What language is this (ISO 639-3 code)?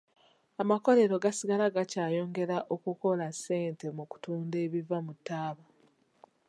lug